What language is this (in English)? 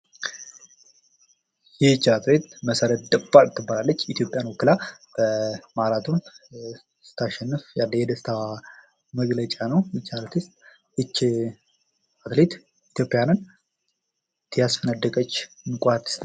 Amharic